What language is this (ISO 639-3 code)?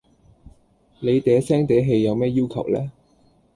yue